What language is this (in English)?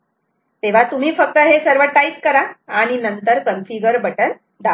Marathi